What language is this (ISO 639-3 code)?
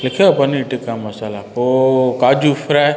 snd